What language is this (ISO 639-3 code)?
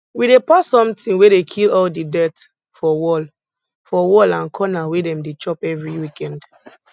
pcm